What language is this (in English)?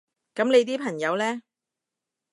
Cantonese